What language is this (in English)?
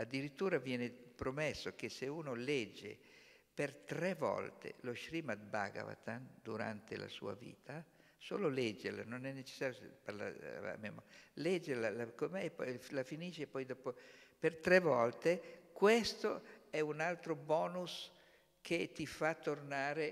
Italian